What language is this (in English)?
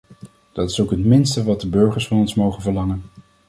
Dutch